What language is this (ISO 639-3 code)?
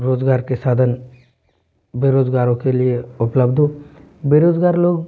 hin